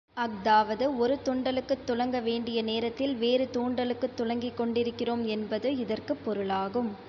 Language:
Tamil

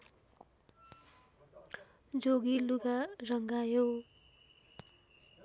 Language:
Nepali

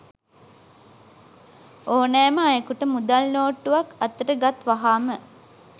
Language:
Sinhala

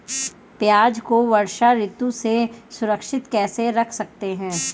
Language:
Hindi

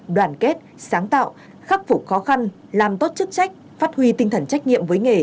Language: Vietnamese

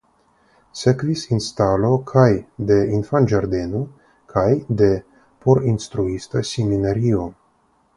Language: Esperanto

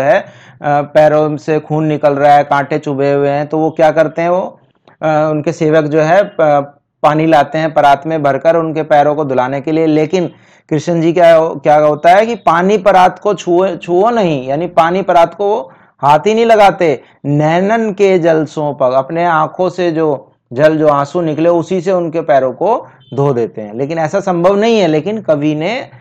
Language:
Hindi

